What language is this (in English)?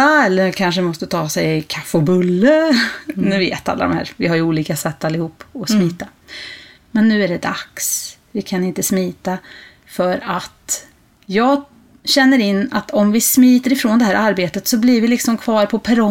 Swedish